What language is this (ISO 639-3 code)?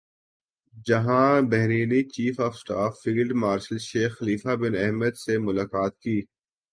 urd